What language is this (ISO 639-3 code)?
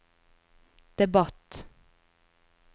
nor